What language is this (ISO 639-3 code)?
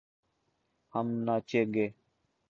urd